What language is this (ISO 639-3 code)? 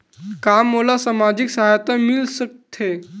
hne